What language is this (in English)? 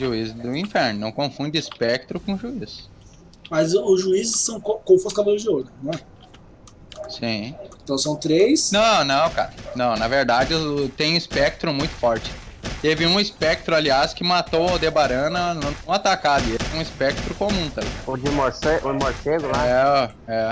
Portuguese